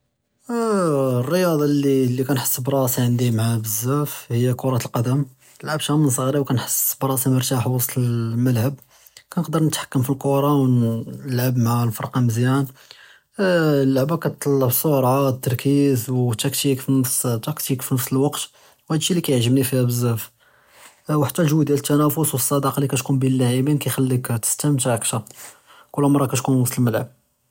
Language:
Judeo-Arabic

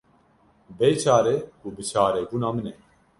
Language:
Kurdish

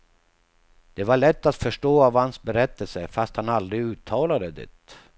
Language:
Swedish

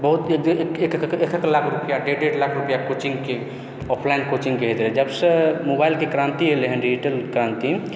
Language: Maithili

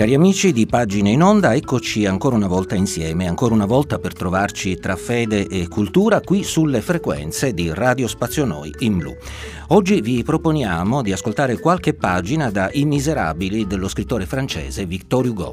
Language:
Italian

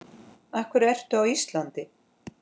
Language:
Icelandic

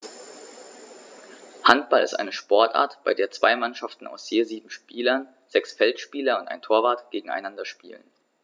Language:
German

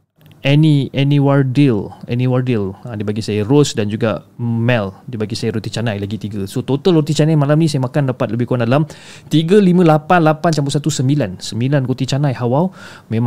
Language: Malay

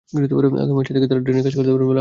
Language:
Bangla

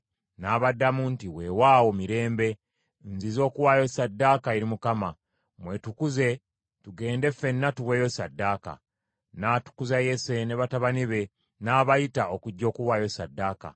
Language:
Ganda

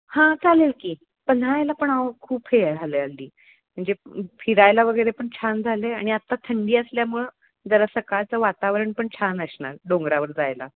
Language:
Marathi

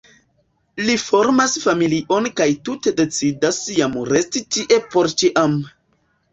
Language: Esperanto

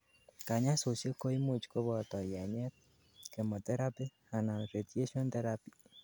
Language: Kalenjin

